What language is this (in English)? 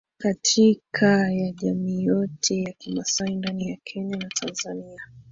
Swahili